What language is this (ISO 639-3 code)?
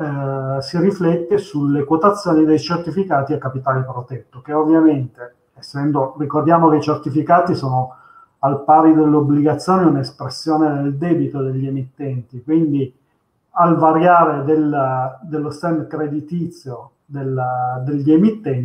ita